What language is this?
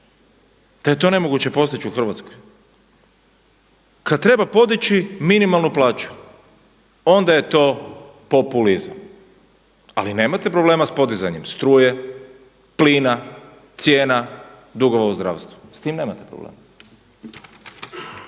Croatian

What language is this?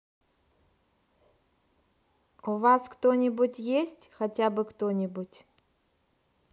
Russian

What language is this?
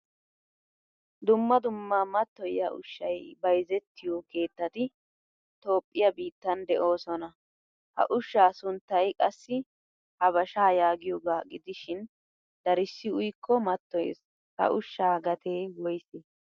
Wolaytta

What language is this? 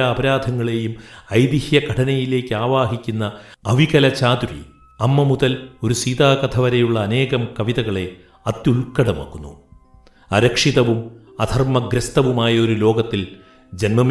Malayalam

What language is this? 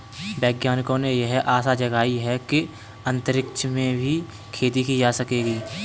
Hindi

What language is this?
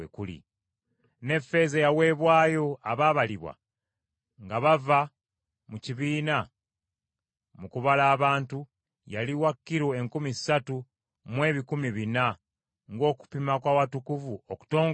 Ganda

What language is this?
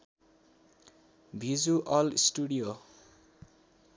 Nepali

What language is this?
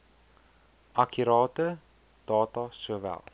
Afrikaans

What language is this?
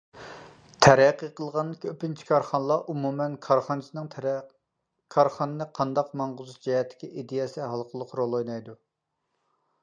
Uyghur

